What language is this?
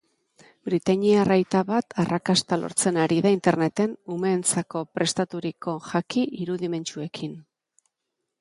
Basque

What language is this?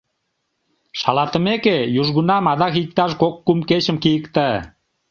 Mari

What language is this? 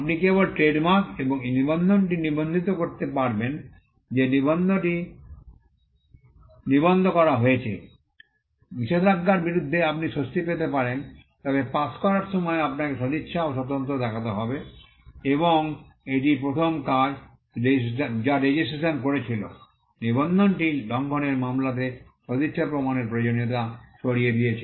Bangla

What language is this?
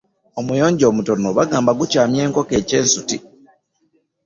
Ganda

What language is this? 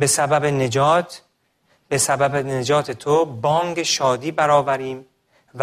Persian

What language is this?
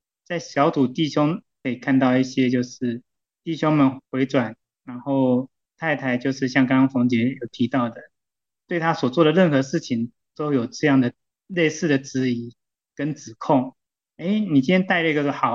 Chinese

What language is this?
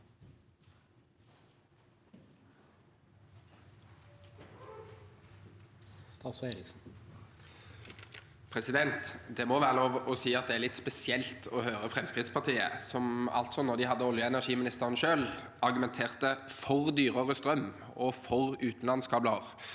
Norwegian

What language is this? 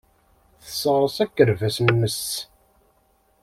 Kabyle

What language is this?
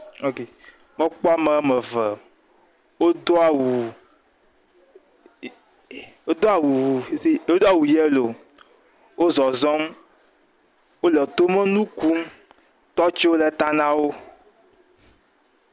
Ewe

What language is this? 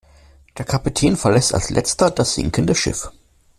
German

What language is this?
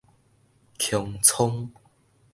Min Nan Chinese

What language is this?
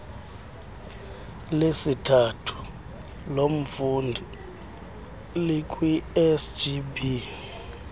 Xhosa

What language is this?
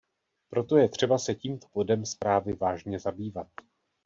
Czech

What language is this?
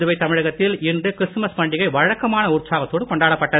Tamil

